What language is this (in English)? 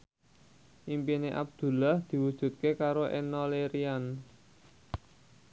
Javanese